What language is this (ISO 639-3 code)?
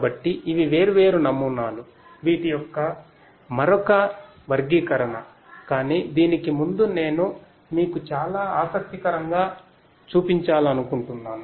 tel